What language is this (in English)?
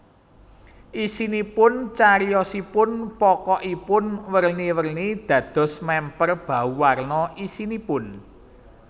Javanese